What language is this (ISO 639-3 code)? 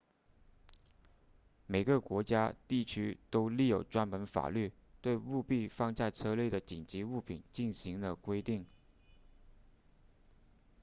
zho